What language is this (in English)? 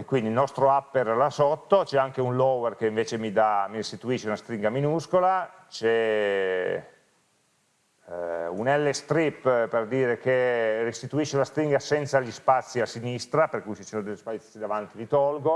Italian